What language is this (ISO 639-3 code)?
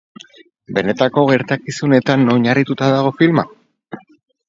eus